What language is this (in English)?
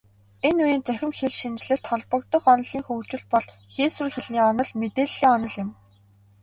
Mongolian